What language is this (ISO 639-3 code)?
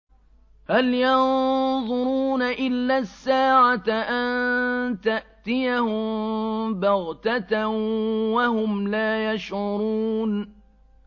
ara